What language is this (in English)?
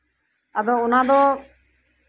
Santali